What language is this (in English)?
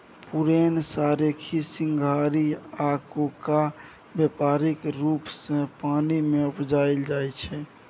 Maithili